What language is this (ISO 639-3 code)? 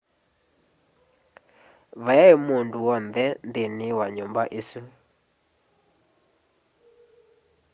kam